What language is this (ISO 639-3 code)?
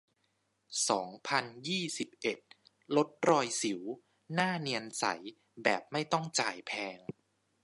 tha